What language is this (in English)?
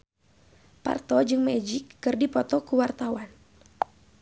Sundanese